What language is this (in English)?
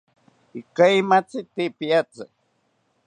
South Ucayali Ashéninka